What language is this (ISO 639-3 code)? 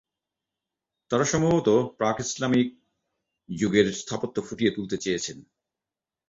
ben